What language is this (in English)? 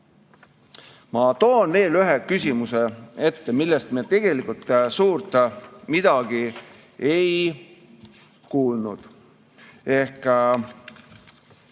Estonian